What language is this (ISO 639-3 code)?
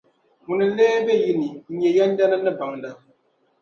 dag